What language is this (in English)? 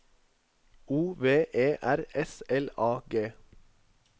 Norwegian